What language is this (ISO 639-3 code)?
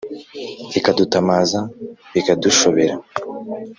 kin